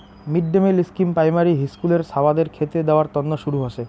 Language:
Bangla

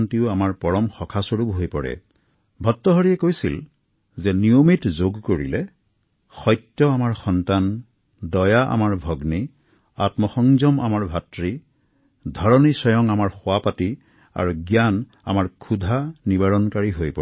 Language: Assamese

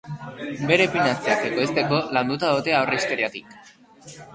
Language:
Basque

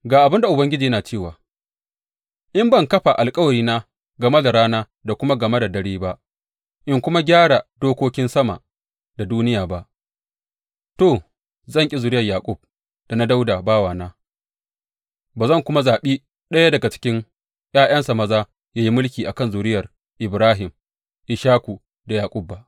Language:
Hausa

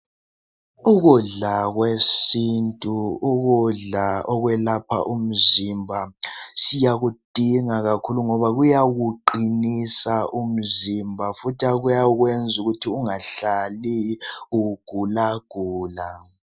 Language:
North Ndebele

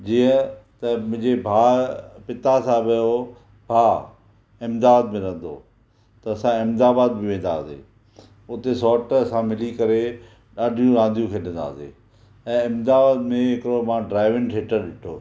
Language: Sindhi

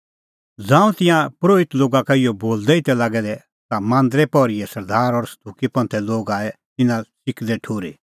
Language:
Kullu Pahari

